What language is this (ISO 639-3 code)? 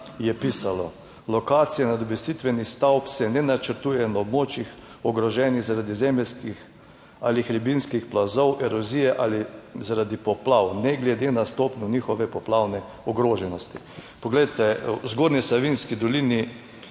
slv